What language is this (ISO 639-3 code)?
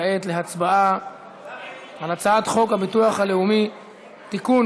heb